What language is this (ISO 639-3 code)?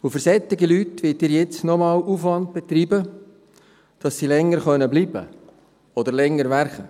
gsw